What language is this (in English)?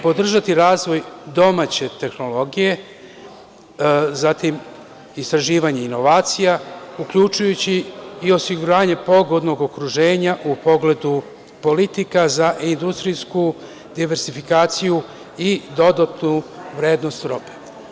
Serbian